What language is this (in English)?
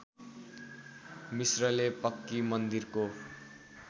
Nepali